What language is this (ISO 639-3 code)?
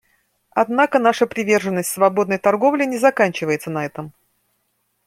rus